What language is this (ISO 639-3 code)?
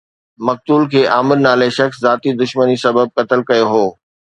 snd